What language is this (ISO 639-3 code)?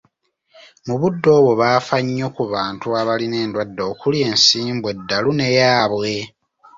lug